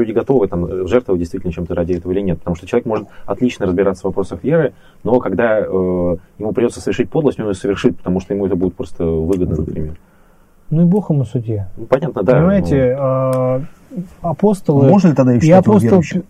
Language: Russian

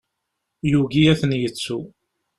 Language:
Kabyle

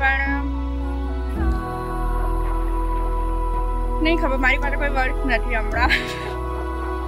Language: Hindi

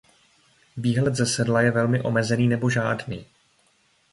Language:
Czech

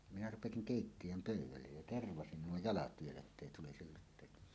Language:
Finnish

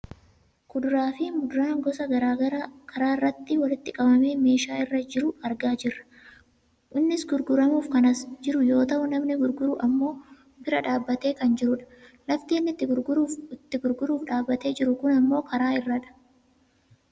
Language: Oromo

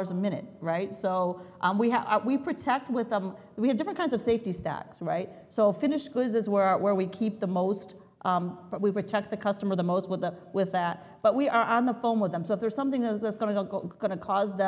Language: English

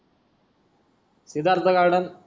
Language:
Marathi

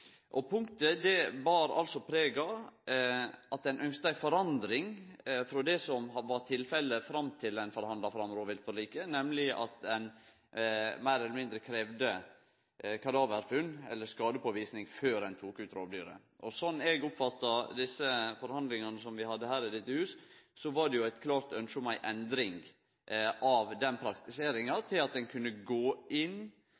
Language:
Norwegian Nynorsk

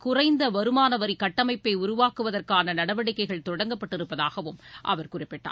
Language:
Tamil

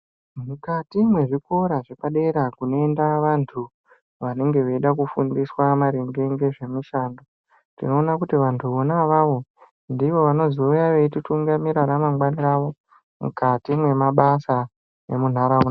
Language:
Ndau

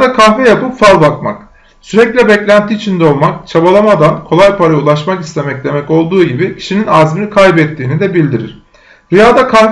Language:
Turkish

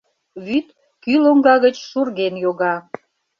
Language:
Mari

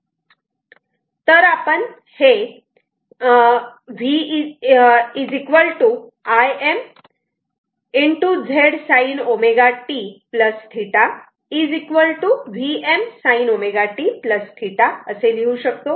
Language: Marathi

